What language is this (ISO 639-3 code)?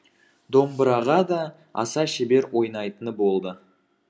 kaz